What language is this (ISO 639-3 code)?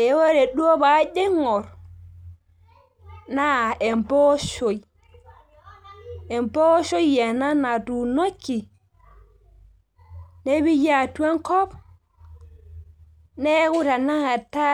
mas